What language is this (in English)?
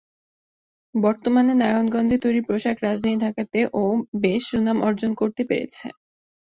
Bangla